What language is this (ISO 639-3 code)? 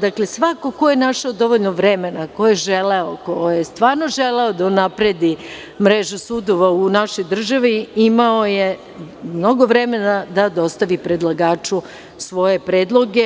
srp